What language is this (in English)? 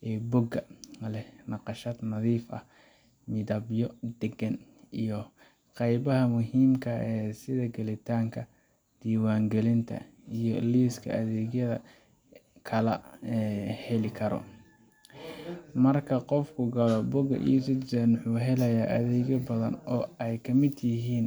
Somali